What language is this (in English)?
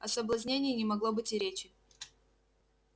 Russian